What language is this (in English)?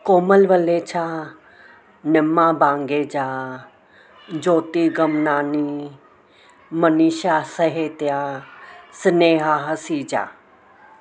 Sindhi